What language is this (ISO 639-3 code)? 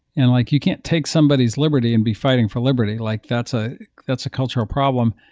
eng